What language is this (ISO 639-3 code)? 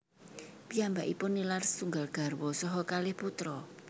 jav